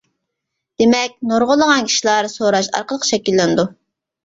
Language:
Uyghur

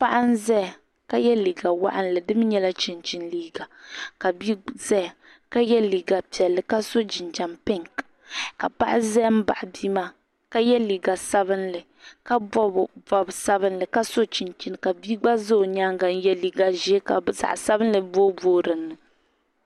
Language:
Dagbani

